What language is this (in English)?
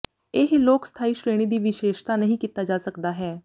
Punjabi